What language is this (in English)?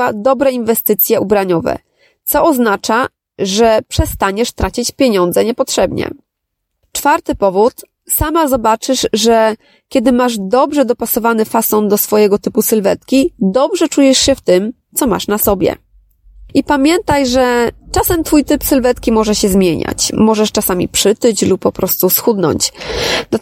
Polish